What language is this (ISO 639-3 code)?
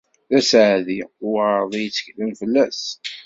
kab